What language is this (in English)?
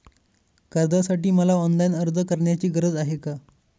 Marathi